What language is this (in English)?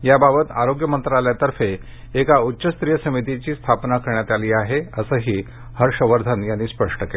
Marathi